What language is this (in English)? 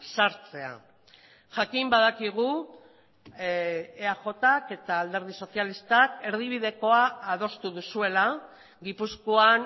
Basque